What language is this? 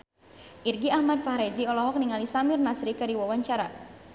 Sundanese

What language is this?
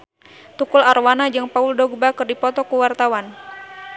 Sundanese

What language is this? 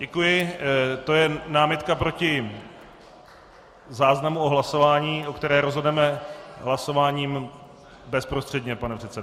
Czech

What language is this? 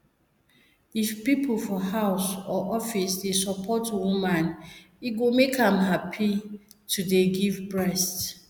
Nigerian Pidgin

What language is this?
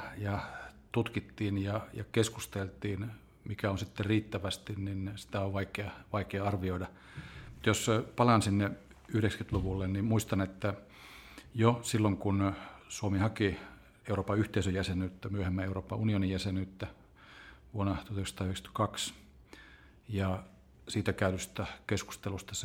Finnish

